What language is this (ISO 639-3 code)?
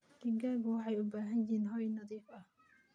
som